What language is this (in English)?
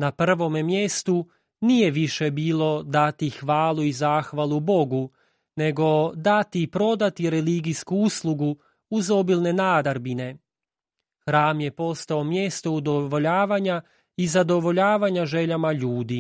Croatian